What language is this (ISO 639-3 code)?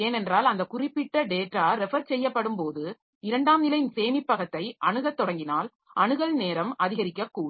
tam